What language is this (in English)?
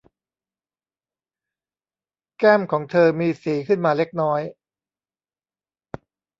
Thai